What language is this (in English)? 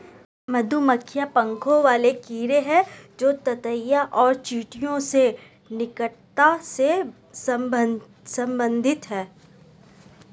Hindi